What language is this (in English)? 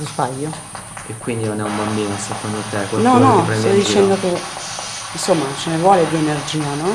Italian